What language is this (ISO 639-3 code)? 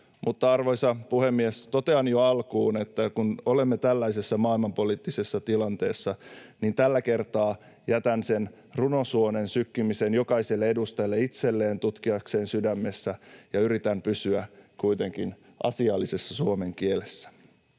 fin